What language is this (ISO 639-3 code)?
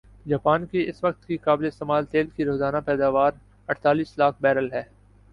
urd